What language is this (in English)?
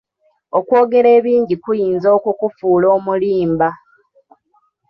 Ganda